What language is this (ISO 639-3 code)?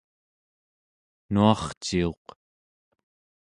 esu